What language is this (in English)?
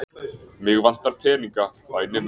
Icelandic